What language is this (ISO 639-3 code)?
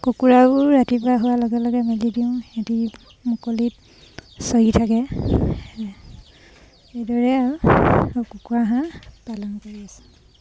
asm